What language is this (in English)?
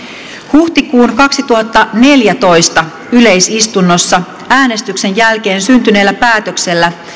Finnish